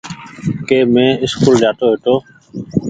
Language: Goaria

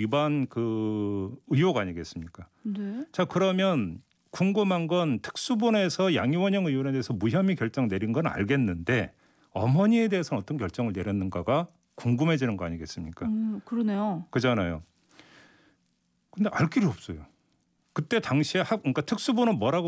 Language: Korean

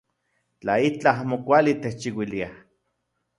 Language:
Central Puebla Nahuatl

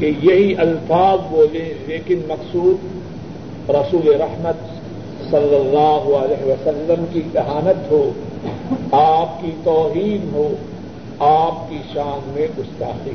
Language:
Urdu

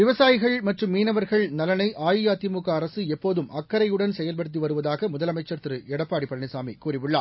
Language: Tamil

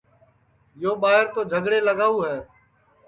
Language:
Sansi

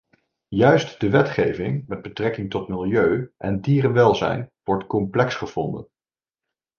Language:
Dutch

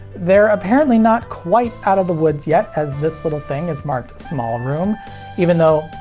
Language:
English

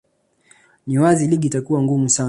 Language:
Swahili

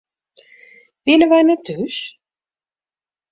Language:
Western Frisian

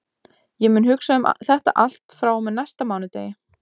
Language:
Icelandic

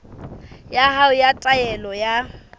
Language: Southern Sotho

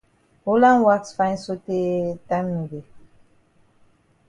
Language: Cameroon Pidgin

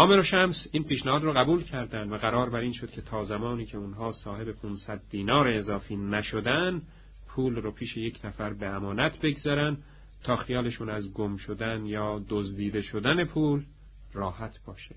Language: Persian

